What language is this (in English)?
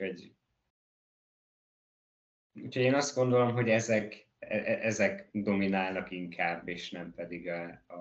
Hungarian